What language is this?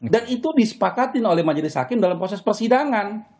Indonesian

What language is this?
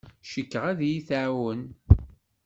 Kabyle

